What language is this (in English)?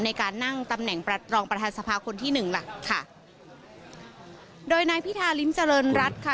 Thai